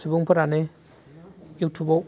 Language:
Bodo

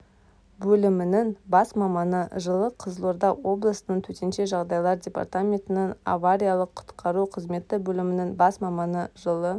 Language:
Kazakh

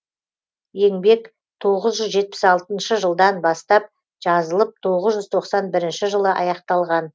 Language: Kazakh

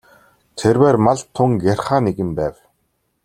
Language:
Mongolian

